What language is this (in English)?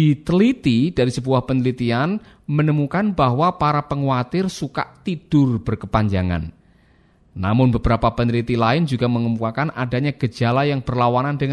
Indonesian